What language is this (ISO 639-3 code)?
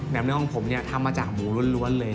tha